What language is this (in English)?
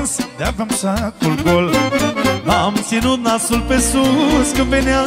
Romanian